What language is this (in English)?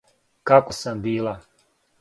Serbian